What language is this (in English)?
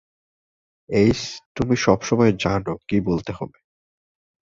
Bangla